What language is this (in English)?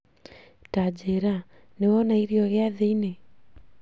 Kikuyu